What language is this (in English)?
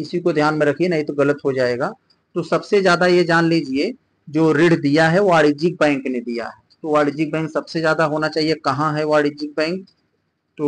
Hindi